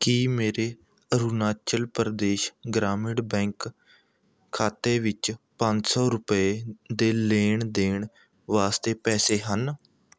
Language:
Punjabi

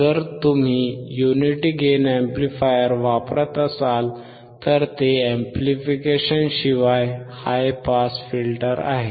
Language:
Marathi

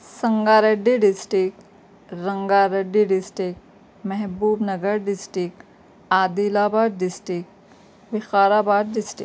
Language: Urdu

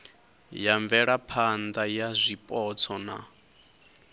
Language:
Venda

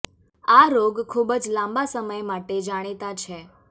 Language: Gujarati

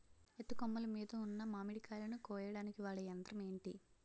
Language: Telugu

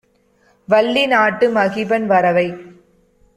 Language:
Tamil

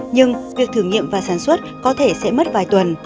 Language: Vietnamese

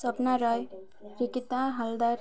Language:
Odia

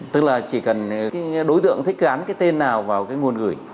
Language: Vietnamese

